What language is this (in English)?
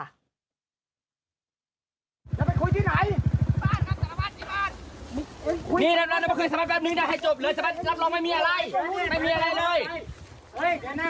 Thai